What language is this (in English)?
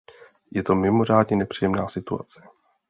Czech